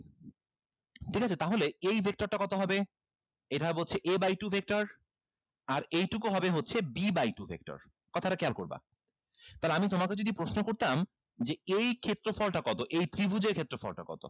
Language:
Bangla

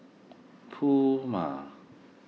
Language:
English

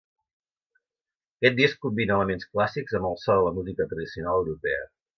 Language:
Catalan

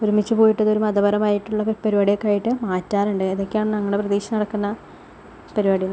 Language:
Malayalam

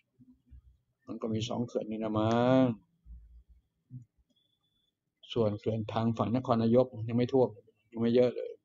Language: Thai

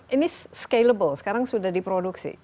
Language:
Indonesian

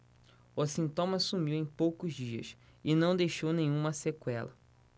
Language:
Portuguese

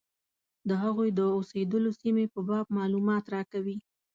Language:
Pashto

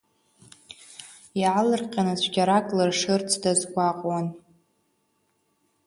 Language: Abkhazian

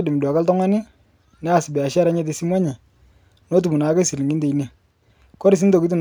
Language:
Masai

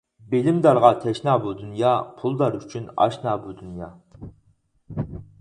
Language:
Uyghur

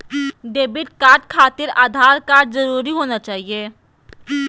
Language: Magahi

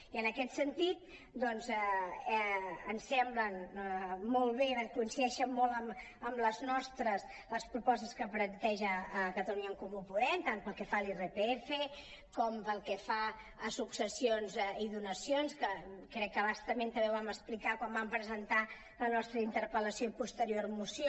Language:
Catalan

